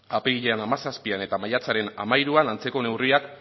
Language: Basque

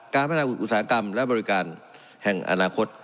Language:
Thai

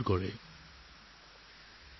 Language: Assamese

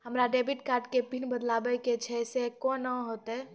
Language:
Maithili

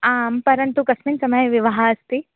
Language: Sanskrit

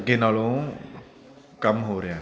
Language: Punjabi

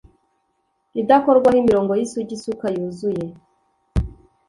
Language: Kinyarwanda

